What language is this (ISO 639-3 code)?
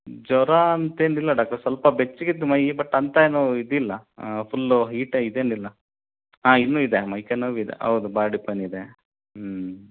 kan